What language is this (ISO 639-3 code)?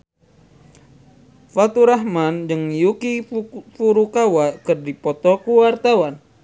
sun